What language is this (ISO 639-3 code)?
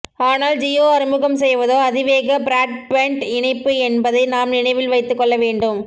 tam